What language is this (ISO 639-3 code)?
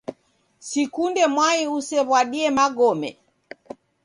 dav